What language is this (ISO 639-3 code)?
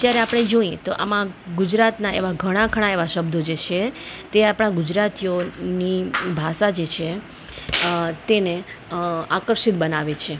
guj